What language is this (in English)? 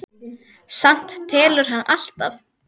Icelandic